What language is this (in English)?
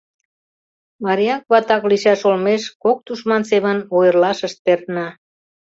Mari